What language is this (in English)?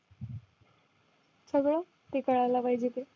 Marathi